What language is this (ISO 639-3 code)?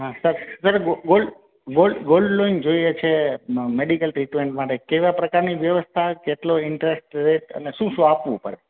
guj